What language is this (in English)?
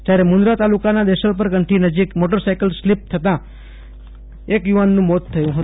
Gujarati